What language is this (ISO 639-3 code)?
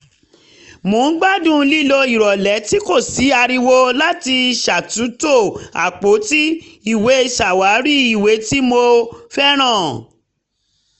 yor